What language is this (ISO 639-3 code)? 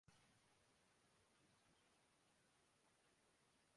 urd